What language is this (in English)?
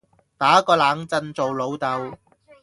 Cantonese